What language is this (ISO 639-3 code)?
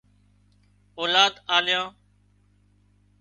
kxp